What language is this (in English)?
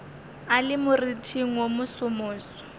Northern Sotho